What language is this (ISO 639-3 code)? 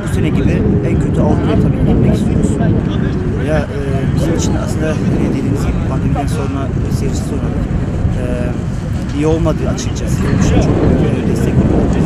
tur